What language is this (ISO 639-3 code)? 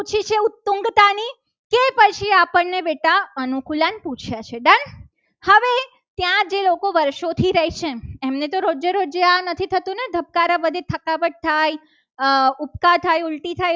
guj